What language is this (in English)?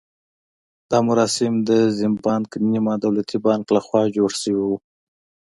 Pashto